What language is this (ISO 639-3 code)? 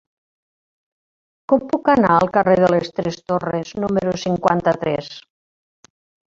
cat